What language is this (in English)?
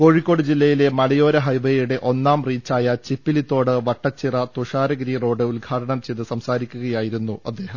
Malayalam